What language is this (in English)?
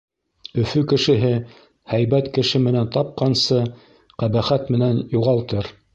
Bashkir